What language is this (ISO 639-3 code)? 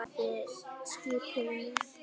isl